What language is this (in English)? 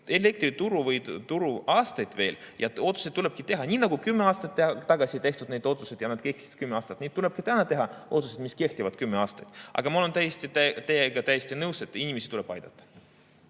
Estonian